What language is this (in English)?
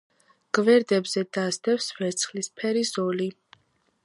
Georgian